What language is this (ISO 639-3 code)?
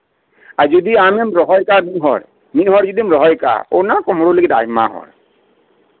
sat